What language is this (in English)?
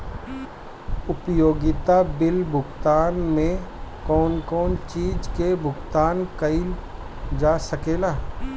Bhojpuri